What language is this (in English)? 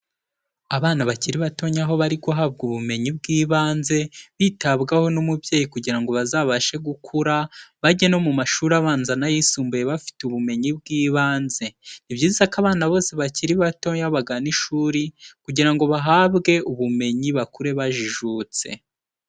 Kinyarwanda